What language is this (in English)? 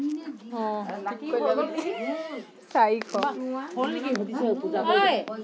Assamese